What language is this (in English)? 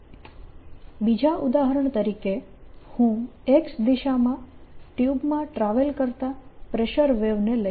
Gujarati